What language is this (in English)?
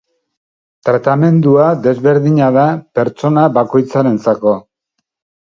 Basque